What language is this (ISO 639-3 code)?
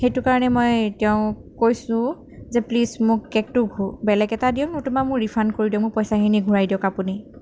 asm